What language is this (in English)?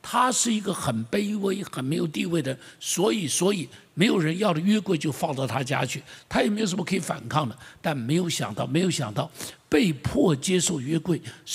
Chinese